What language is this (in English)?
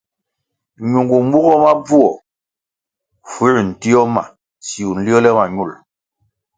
Kwasio